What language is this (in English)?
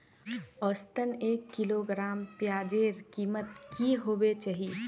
Magahi